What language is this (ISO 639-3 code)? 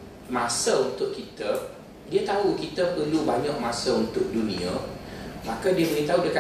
msa